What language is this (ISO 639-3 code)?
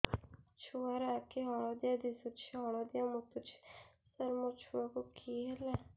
ori